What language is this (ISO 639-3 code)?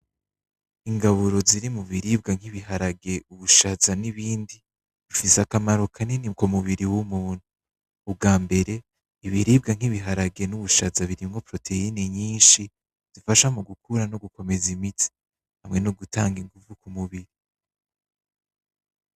run